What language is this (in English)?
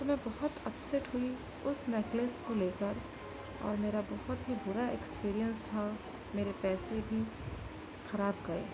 Urdu